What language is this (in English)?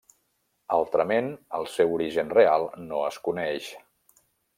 Catalan